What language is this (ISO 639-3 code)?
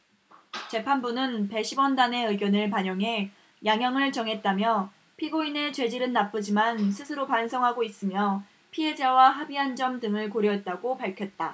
kor